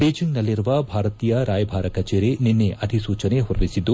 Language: Kannada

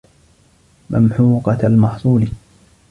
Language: Arabic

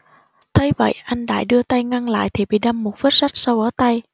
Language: Vietnamese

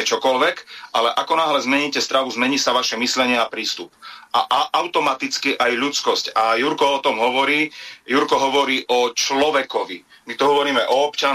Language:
Slovak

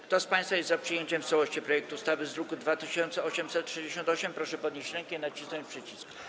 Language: Polish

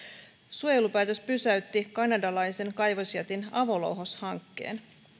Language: Finnish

